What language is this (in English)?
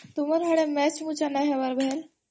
Odia